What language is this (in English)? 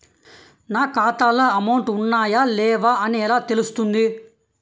Telugu